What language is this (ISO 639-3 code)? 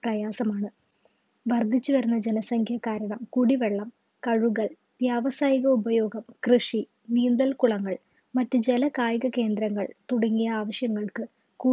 mal